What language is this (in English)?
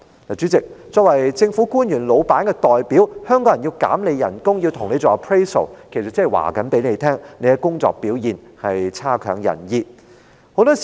Cantonese